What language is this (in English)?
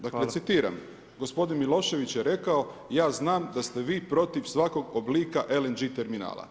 Croatian